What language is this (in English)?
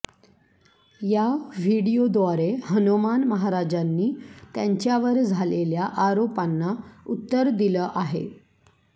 Marathi